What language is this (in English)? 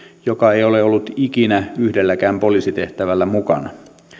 Finnish